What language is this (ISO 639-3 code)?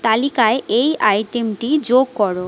ben